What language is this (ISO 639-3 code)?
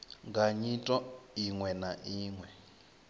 ven